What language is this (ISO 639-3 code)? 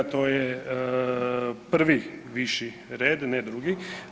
hrv